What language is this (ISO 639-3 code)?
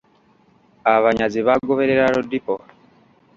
lug